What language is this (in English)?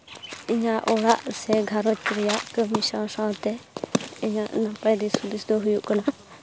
Santali